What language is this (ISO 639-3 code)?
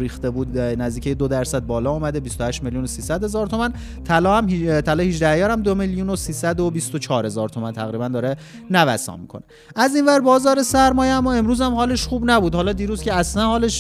fas